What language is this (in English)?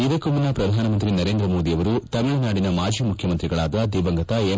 Kannada